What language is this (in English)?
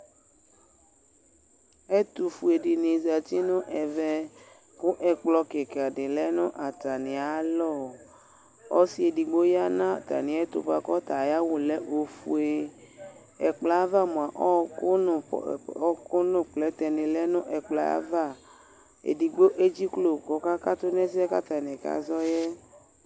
Ikposo